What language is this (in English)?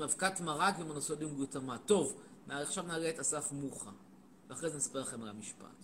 Hebrew